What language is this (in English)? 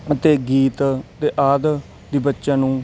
Punjabi